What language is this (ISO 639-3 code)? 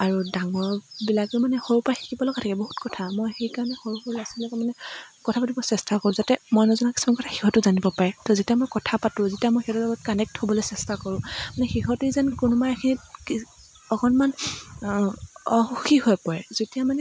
asm